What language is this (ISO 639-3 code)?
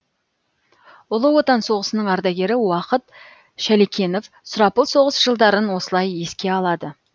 kaz